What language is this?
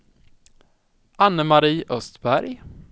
Swedish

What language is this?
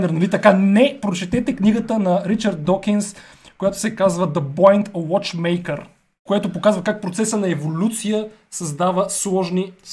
Bulgarian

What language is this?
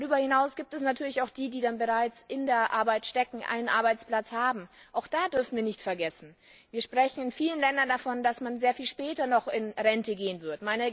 German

